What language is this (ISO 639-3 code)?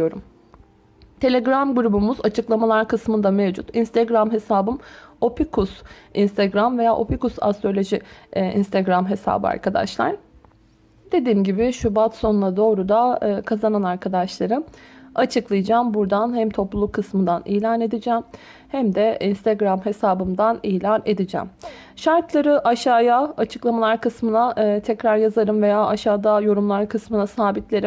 tur